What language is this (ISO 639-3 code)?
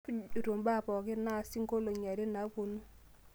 mas